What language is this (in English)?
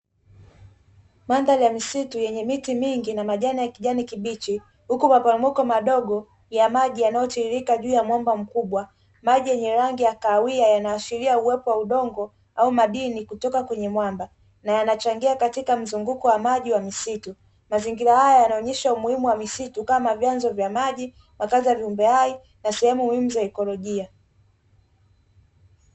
Swahili